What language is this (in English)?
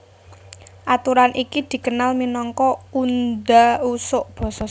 Javanese